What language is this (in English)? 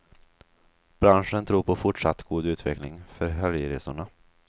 Swedish